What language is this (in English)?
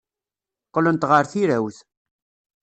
Kabyle